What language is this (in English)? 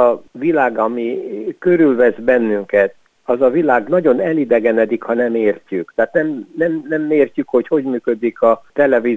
Hungarian